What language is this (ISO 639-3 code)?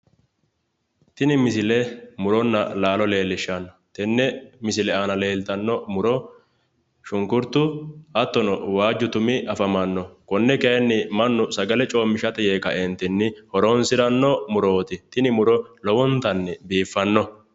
sid